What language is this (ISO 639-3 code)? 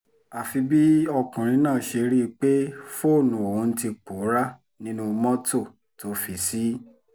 yor